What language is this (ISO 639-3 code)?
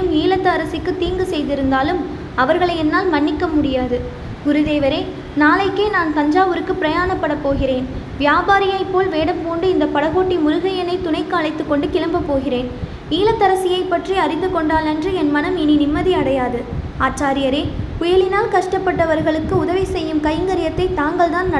tam